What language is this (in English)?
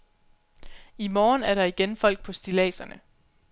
Danish